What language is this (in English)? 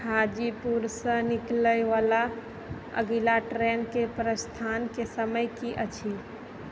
Maithili